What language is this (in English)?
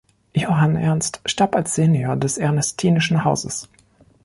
German